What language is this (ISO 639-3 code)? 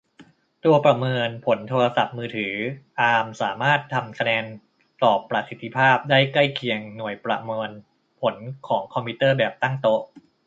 tha